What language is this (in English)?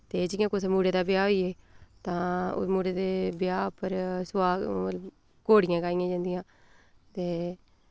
Dogri